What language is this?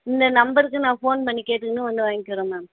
Tamil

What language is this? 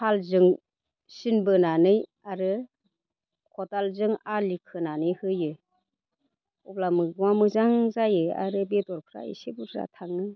Bodo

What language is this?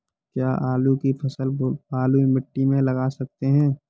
Hindi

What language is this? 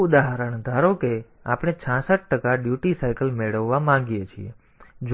Gujarati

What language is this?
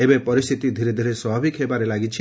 Odia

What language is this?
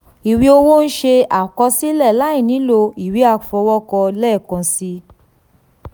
Yoruba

